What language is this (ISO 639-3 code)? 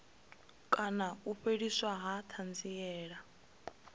ven